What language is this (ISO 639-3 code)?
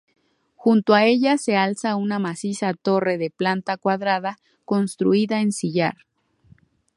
spa